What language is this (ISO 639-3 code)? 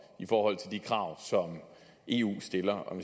dan